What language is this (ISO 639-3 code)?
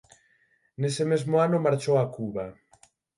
glg